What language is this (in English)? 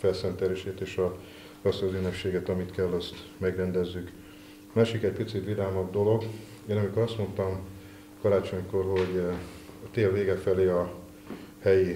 Hungarian